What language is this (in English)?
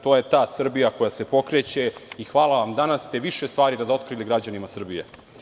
Serbian